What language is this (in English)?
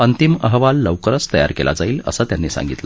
Marathi